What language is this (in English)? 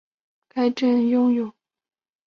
Chinese